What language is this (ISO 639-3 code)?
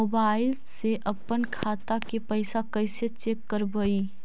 mag